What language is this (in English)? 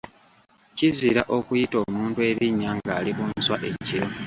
Ganda